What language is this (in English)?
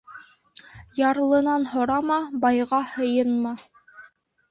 Bashkir